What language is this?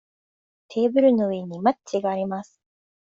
Japanese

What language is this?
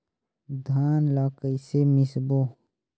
Chhattisgarhi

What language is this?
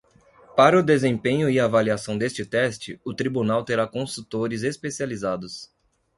Portuguese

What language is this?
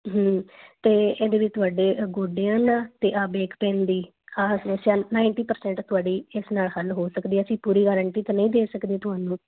Punjabi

